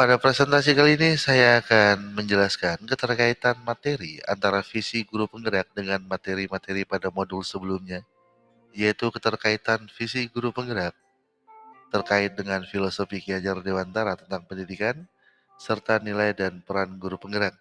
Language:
Indonesian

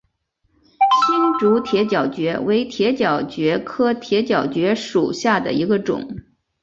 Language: Chinese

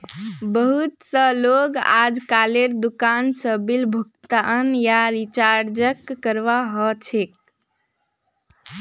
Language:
Magahi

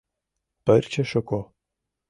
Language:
Mari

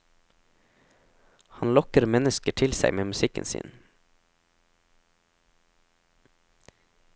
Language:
Norwegian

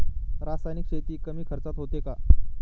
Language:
Marathi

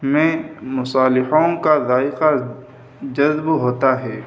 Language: Urdu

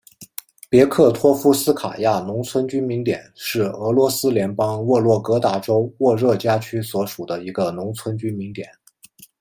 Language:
Chinese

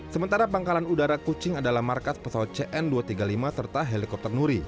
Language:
Indonesian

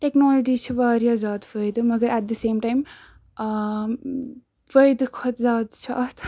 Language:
Kashmiri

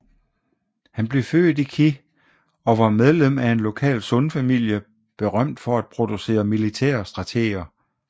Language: Danish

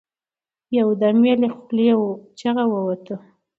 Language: Pashto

